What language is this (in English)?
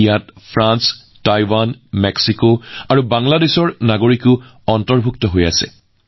Assamese